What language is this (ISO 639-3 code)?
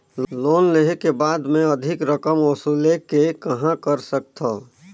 hne